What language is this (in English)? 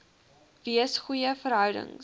Afrikaans